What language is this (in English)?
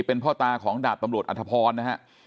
Thai